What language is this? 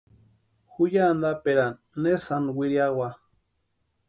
Western Highland Purepecha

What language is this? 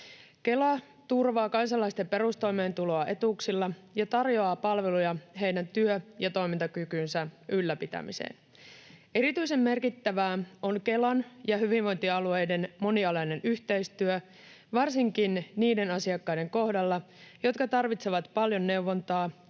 Finnish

